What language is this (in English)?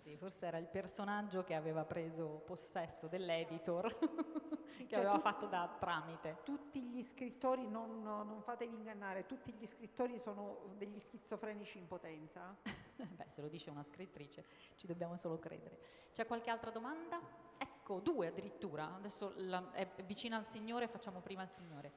Italian